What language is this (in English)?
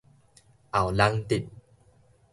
Min Nan Chinese